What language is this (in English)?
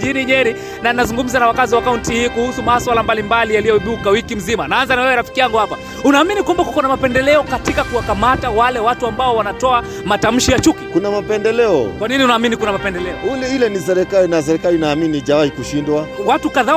Swahili